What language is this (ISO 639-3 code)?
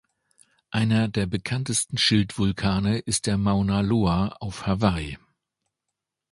deu